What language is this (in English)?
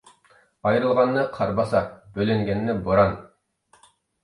Uyghur